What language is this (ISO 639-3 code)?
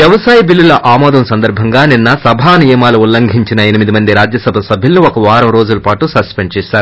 tel